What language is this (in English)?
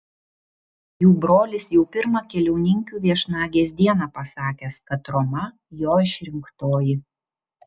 Lithuanian